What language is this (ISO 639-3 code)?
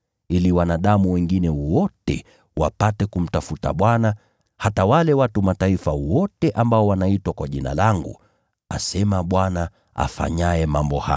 swa